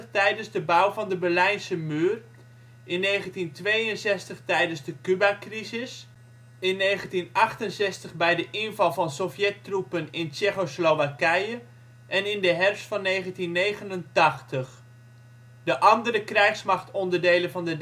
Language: Dutch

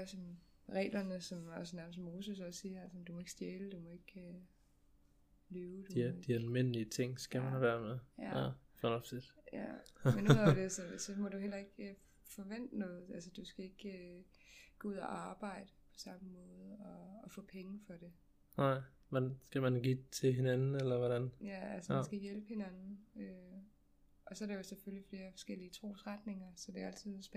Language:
Danish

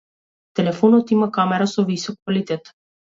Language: Macedonian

